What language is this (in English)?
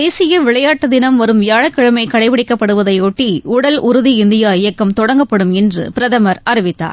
Tamil